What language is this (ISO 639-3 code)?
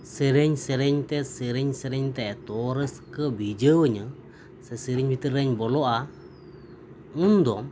sat